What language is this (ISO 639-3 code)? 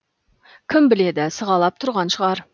kaz